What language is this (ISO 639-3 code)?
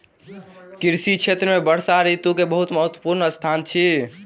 mai